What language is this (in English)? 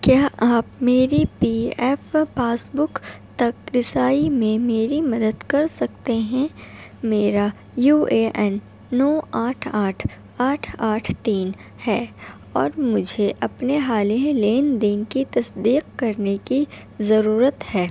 Urdu